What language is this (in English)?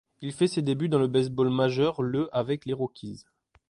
French